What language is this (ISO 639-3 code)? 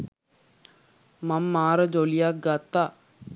sin